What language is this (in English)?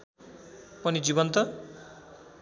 Nepali